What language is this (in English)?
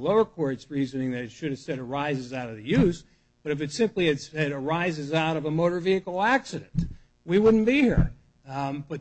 English